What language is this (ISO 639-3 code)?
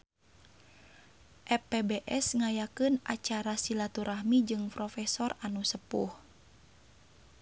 sun